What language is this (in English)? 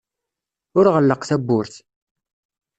Kabyle